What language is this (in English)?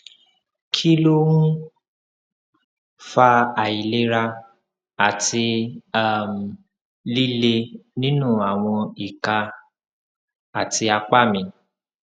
Yoruba